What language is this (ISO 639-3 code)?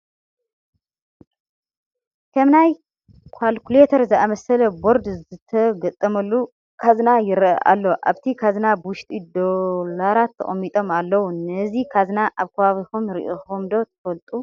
tir